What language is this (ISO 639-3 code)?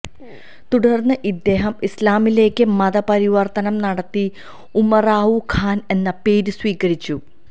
mal